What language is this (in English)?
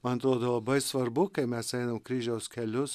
Lithuanian